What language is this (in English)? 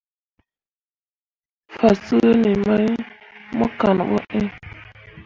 Mundang